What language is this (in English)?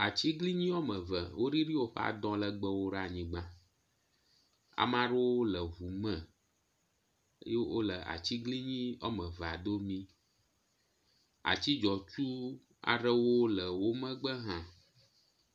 Ewe